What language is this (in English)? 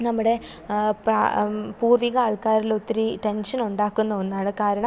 Malayalam